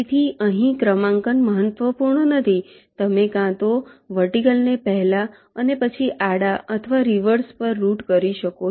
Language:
Gujarati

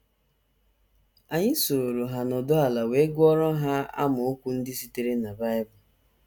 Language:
Igbo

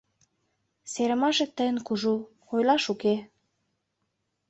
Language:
Mari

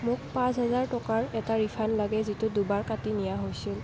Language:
Assamese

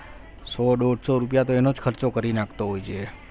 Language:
Gujarati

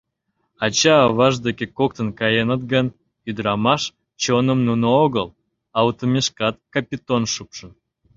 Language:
Mari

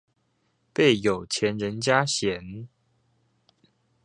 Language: Chinese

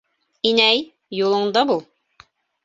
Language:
Bashkir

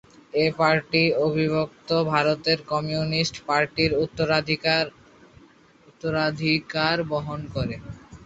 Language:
Bangla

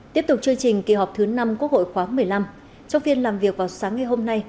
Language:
Vietnamese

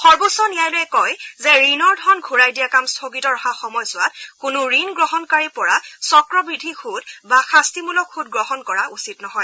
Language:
Assamese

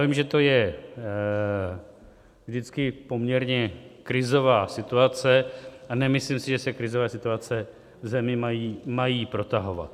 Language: Czech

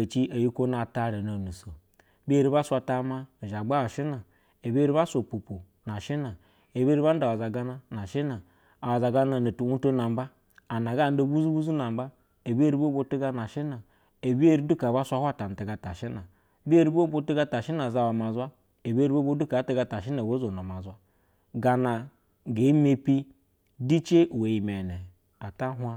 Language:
Basa (Nigeria)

